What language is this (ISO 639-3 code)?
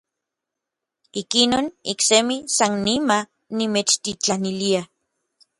nlv